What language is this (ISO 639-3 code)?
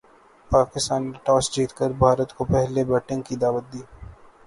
urd